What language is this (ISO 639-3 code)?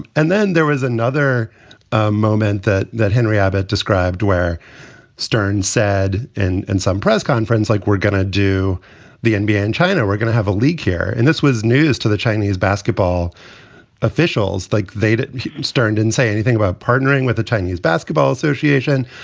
eng